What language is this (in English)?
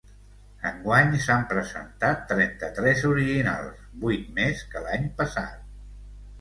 Catalan